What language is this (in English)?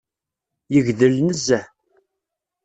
Kabyle